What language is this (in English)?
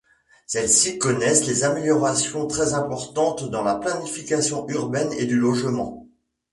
French